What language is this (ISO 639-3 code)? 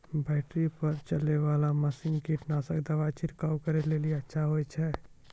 mai